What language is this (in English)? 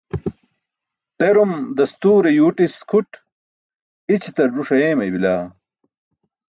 Burushaski